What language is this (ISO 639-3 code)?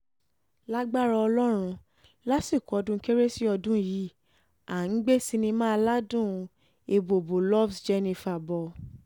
yor